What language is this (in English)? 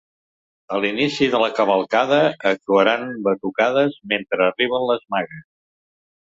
Catalan